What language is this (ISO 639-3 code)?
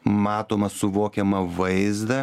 lit